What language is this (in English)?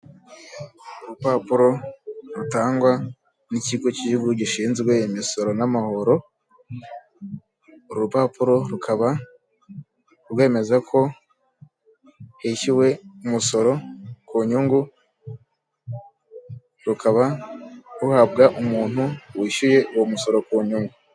Kinyarwanda